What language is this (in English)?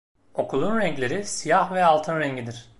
Turkish